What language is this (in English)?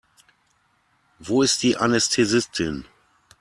German